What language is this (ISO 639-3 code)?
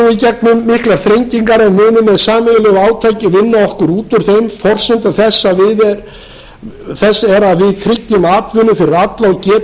isl